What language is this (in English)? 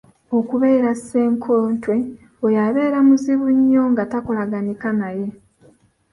Ganda